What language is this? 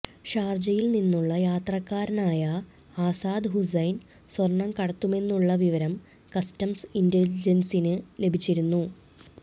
Malayalam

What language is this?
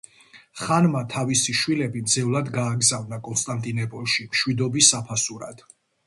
Georgian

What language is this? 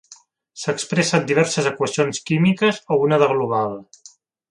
Catalan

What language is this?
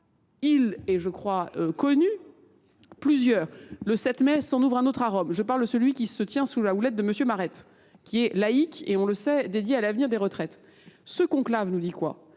French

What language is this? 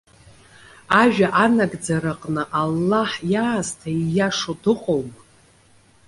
Abkhazian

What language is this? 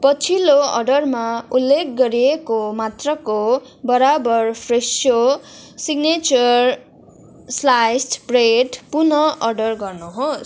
Nepali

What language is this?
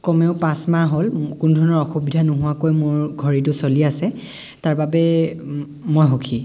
Assamese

